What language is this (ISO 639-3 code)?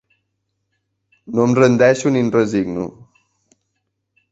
cat